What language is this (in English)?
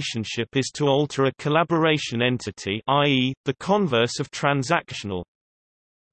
English